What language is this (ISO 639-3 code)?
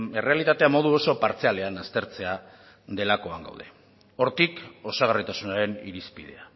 eus